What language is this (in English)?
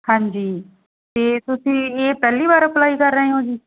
Punjabi